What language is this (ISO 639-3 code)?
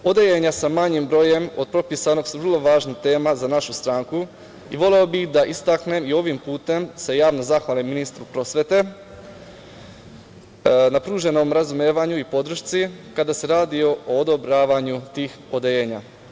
srp